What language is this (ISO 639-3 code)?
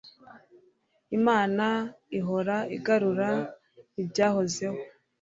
kin